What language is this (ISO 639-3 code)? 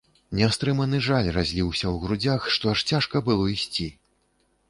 bel